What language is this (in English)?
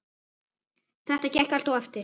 Icelandic